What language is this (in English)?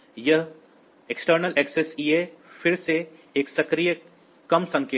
Hindi